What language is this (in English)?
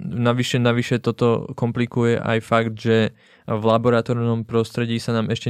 Czech